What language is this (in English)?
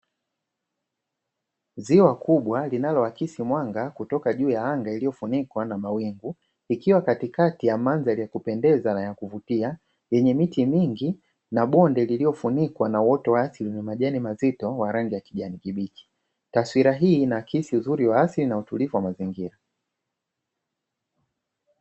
Swahili